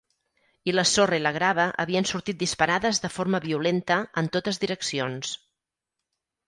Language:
Catalan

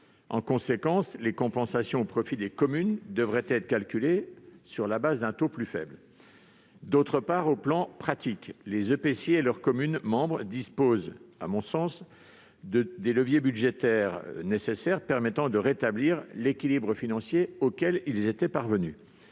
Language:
French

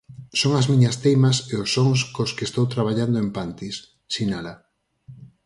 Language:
Galician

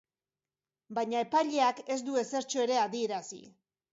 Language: Basque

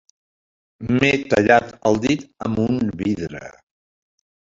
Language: Catalan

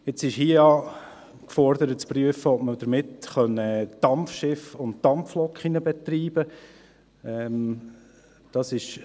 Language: Swiss German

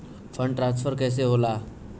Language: Bhojpuri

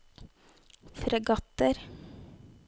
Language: Norwegian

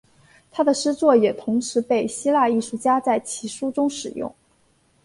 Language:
Chinese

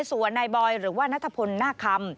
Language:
Thai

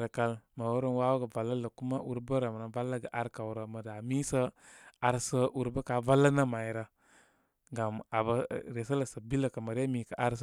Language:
Koma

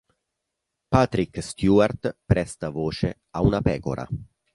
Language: Italian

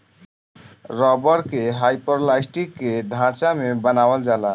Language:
Bhojpuri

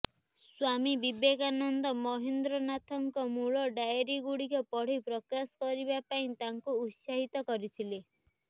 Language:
Odia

